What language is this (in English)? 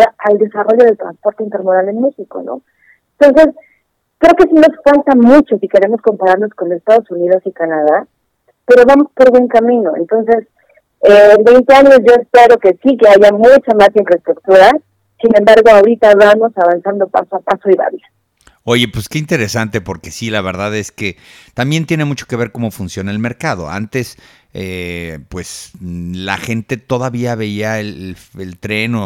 Spanish